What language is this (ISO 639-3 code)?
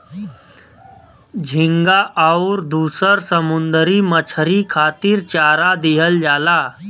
bho